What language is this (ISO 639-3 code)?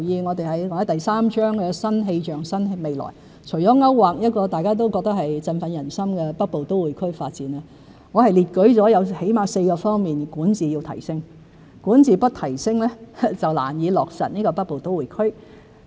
yue